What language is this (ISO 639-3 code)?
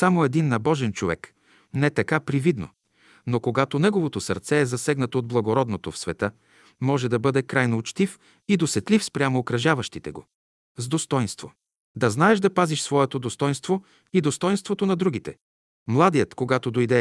bul